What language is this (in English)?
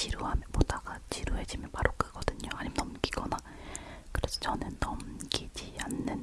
Korean